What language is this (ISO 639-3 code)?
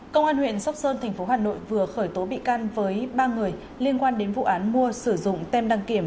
vie